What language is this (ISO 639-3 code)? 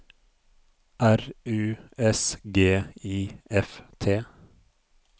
nor